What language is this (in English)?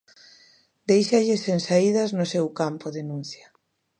Galician